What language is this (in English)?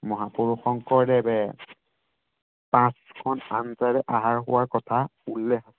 Assamese